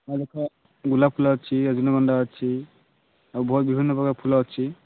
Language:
Odia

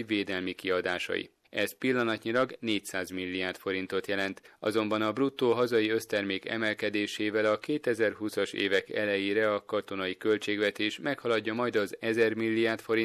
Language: Hungarian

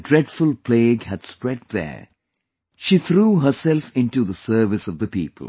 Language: English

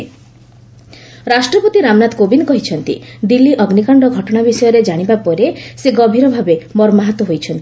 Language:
Odia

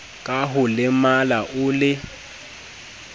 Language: Southern Sotho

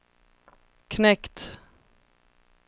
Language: Swedish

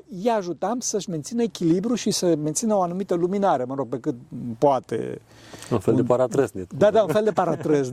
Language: Romanian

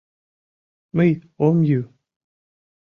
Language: Mari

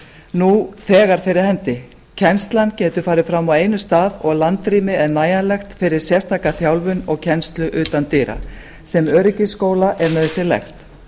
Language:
Icelandic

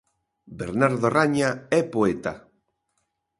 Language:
Galician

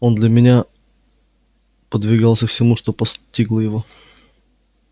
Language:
Russian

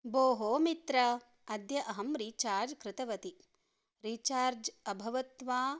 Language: Sanskrit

